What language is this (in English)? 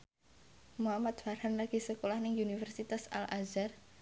Javanese